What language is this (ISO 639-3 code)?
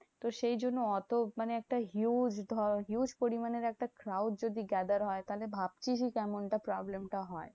ben